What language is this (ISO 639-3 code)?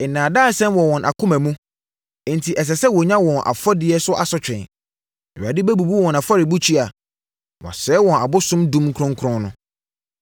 aka